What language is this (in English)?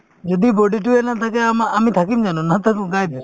Assamese